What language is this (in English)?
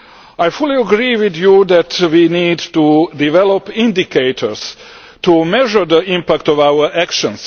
English